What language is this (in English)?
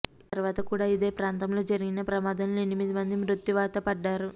Telugu